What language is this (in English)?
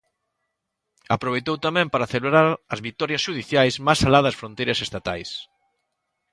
Galician